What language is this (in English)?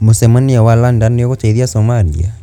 Kikuyu